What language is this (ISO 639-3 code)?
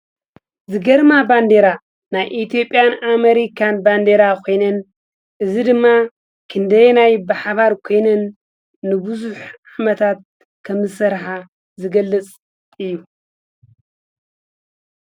tir